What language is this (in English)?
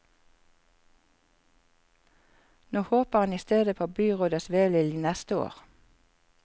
Norwegian